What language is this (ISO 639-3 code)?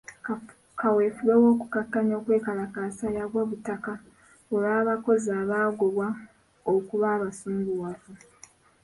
lug